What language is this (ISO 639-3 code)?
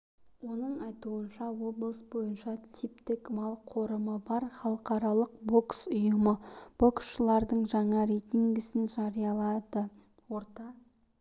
kaz